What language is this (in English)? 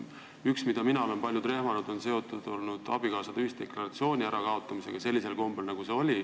Estonian